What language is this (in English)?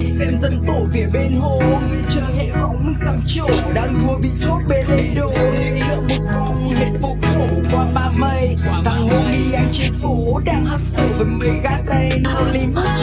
Vietnamese